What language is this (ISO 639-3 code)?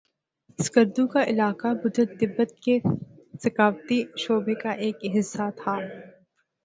urd